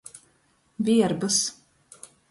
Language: Latgalian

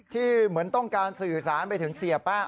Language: Thai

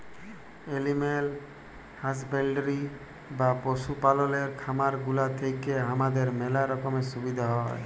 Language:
Bangla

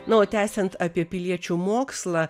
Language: Lithuanian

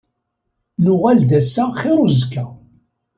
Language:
Kabyle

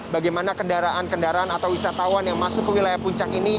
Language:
Indonesian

